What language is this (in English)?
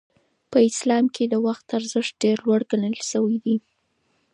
Pashto